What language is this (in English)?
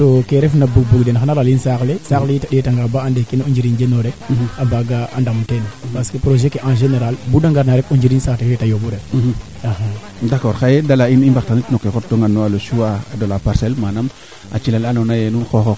Serer